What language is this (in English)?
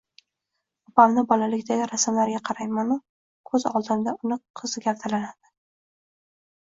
Uzbek